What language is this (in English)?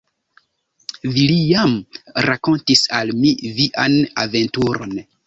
Esperanto